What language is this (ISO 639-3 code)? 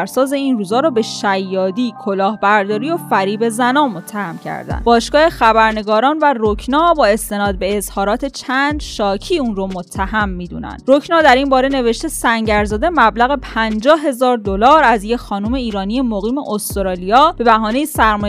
fas